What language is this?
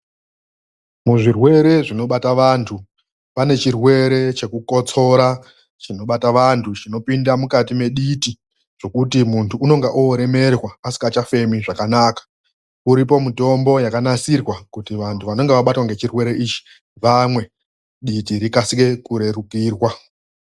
Ndau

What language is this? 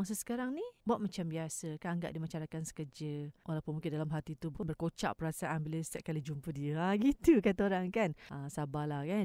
Malay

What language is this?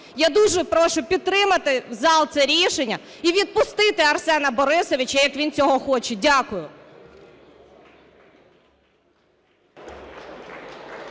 Ukrainian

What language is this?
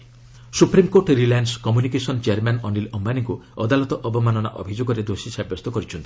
Odia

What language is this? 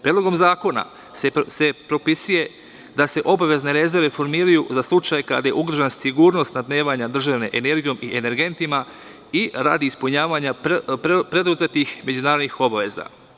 Serbian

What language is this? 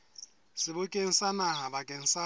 Southern Sotho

